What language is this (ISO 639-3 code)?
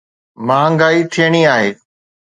snd